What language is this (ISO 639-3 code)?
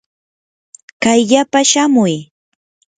qur